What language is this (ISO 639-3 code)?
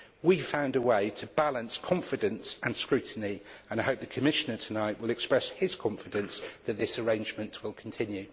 eng